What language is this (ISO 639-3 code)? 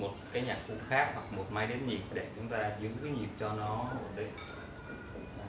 vie